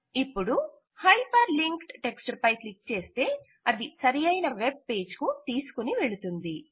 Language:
Telugu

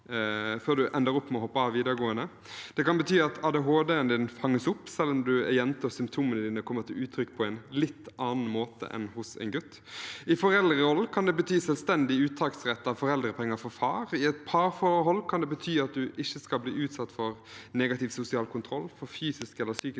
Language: Norwegian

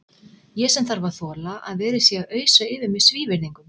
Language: Icelandic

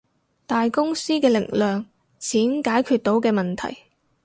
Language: Cantonese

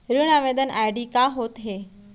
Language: Chhattisgarhi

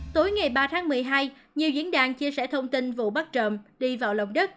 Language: Vietnamese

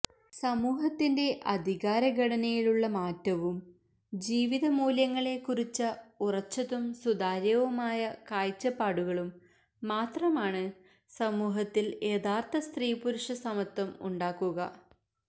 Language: Malayalam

